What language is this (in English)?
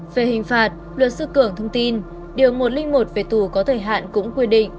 Vietnamese